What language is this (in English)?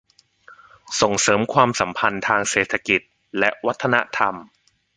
Thai